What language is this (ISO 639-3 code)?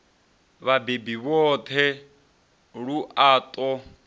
ven